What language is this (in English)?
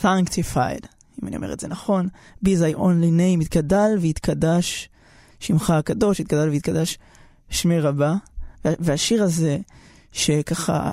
Hebrew